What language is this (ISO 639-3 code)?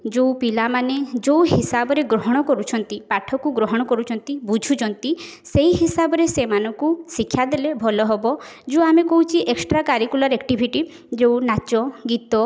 ori